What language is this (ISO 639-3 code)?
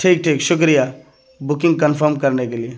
urd